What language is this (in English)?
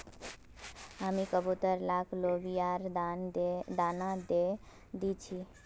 Magahi